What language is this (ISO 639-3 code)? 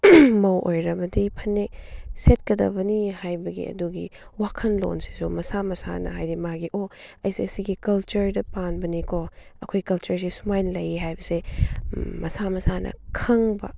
mni